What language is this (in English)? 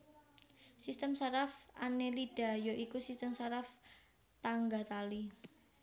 Javanese